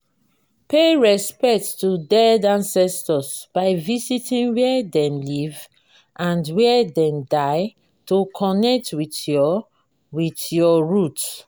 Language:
Nigerian Pidgin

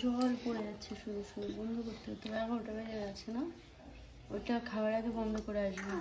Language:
Spanish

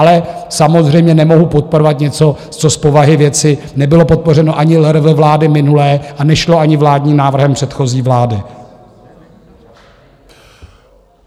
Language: Czech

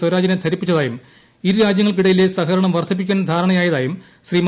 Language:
Malayalam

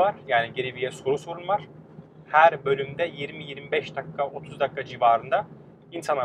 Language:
Turkish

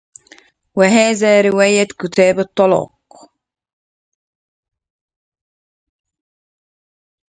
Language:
Arabic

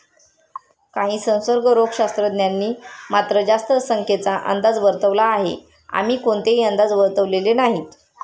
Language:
Marathi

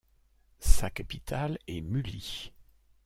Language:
French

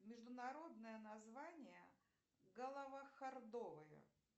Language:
Russian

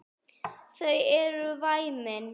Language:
Icelandic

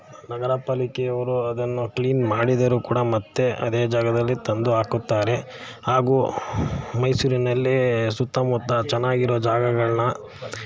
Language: Kannada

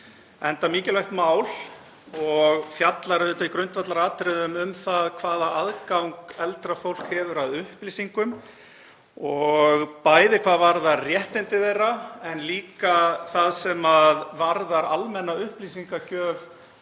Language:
Icelandic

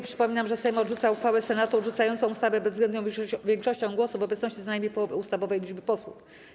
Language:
Polish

